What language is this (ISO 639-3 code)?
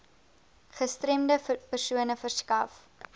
afr